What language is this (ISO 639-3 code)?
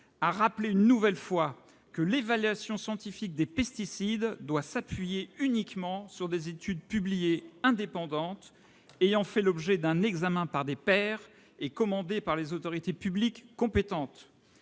fra